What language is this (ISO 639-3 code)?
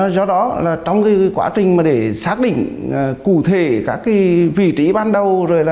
vie